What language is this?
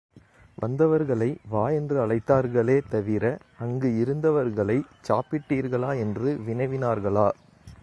Tamil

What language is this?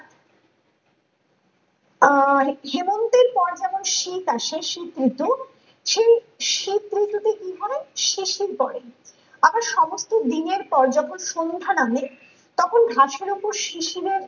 Bangla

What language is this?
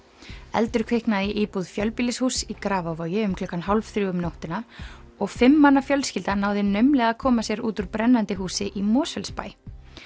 Icelandic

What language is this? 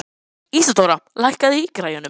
Icelandic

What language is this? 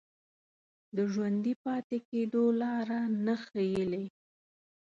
Pashto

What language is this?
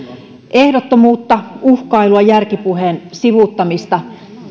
Finnish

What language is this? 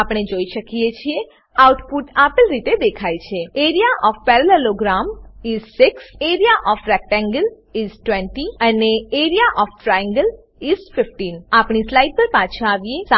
Gujarati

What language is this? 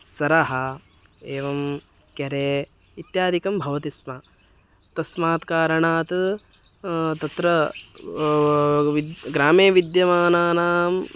Sanskrit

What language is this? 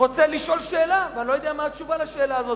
Hebrew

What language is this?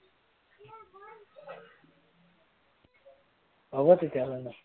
Assamese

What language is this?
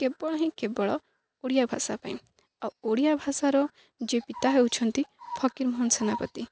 Odia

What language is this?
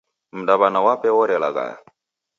Taita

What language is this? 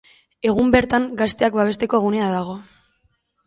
Basque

